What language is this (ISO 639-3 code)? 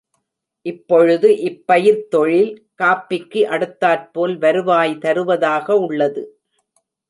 tam